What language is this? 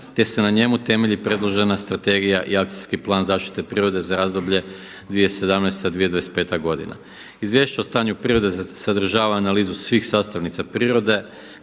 Croatian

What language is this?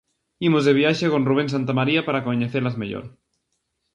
Galician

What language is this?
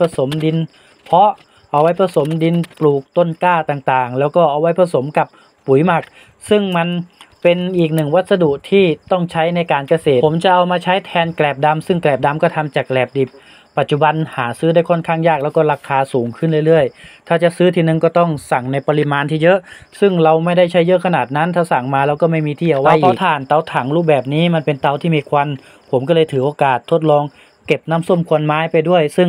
Thai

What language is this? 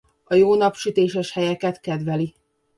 Hungarian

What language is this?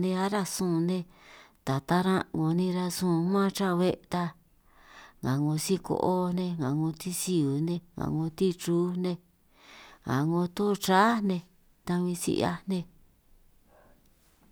San Martín Itunyoso Triqui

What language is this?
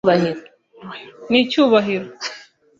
Kinyarwanda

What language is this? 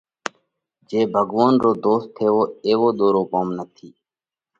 Parkari Koli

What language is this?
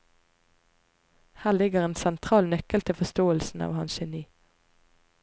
Norwegian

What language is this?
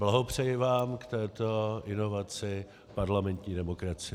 Czech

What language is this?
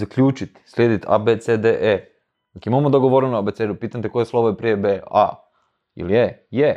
Croatian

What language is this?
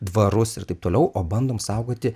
Lithuanian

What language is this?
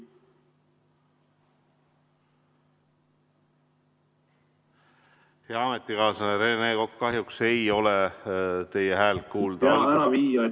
Estonian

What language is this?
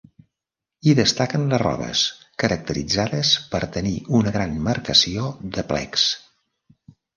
Catalan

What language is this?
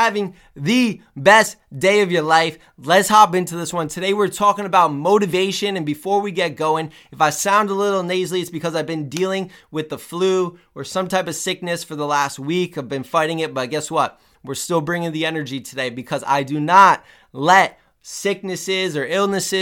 English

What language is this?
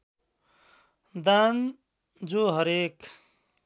Nepali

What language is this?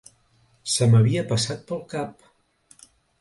Catalan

